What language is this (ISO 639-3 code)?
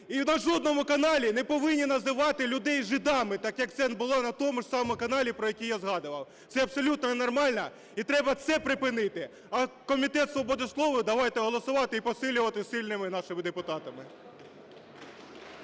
ukr